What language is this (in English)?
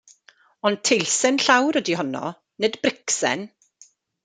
Welsh